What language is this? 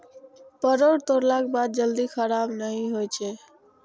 Maithili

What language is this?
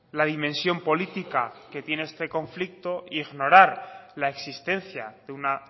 Spanish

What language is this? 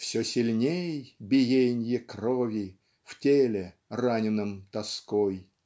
Russian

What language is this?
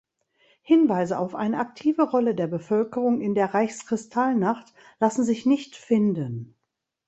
German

